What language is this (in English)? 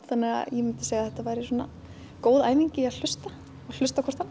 Icelandic